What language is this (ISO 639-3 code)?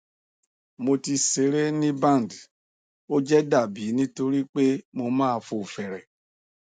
yor